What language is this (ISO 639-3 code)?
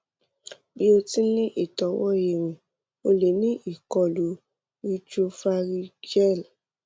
yor